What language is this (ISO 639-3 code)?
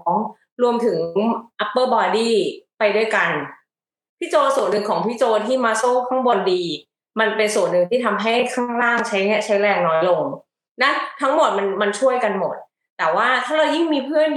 tha